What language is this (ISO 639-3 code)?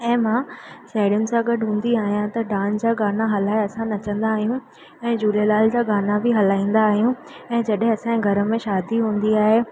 snd